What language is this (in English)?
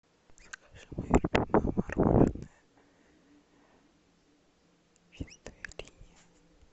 Russian